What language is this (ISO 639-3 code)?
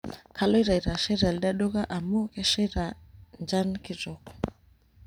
mas